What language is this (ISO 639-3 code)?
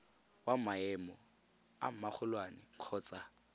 tsn